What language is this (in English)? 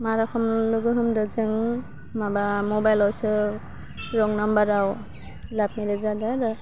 Bodo